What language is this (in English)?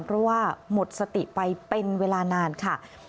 Thai